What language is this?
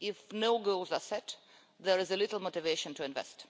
English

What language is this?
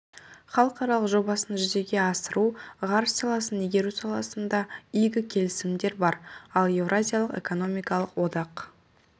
Kazakh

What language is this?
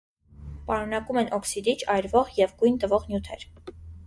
Armenian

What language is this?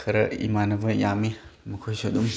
Manipuri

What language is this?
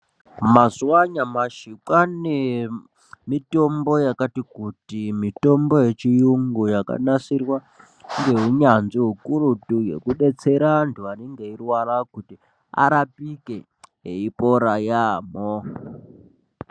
Ndau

